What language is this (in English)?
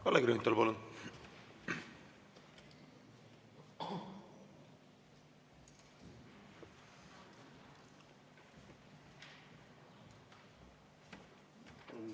Estonian